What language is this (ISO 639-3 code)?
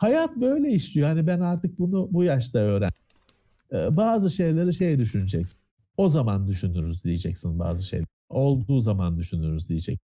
tur